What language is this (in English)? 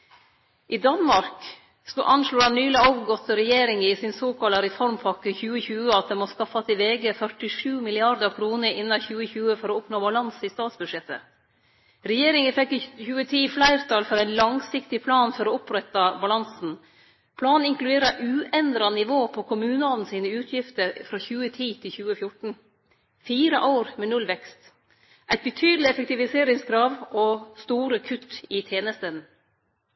Norwegian Nynorsk